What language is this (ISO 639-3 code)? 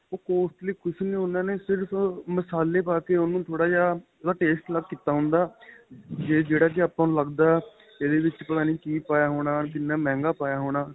pan